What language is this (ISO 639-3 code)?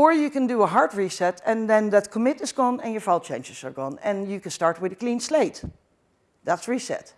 eng